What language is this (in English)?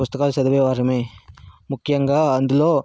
Telugu